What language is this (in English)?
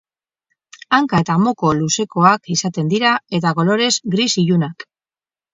Basque